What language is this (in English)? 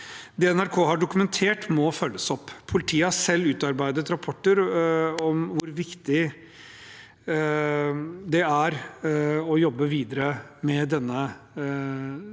Norwegian